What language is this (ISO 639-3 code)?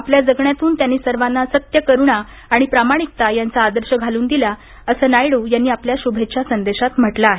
mar